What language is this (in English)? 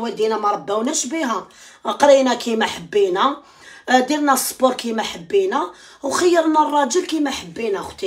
Arabic